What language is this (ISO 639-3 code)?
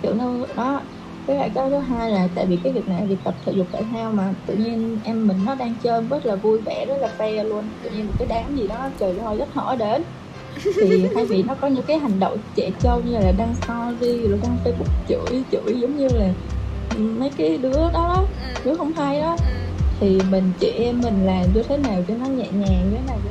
vie